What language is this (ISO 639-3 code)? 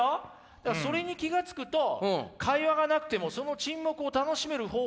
jpn